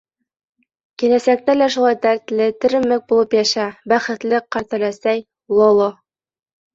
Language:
Bashkir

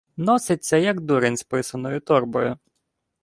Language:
Ukrainian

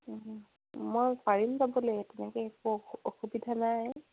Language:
Assamese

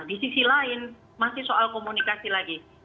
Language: Indonesian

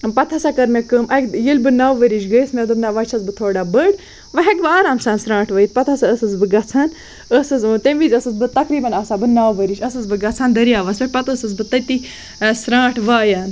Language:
Kashmiri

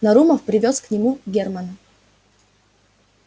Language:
Russian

